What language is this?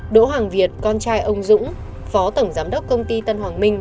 Vietnamese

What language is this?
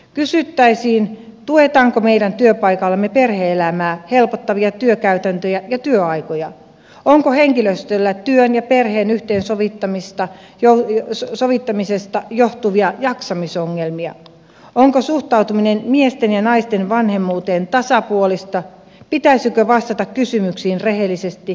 Finnish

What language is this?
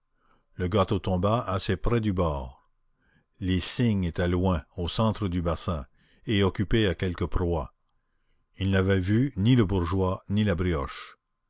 French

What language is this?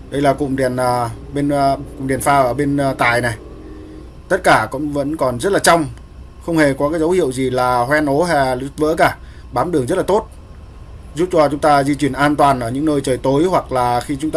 Vietnamese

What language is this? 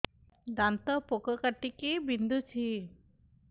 Odia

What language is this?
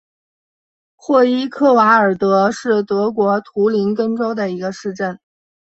Chinese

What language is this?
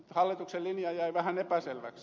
Finnish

